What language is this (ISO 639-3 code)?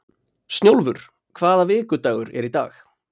isl